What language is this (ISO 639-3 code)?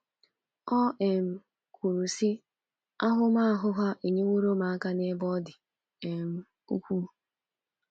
ibo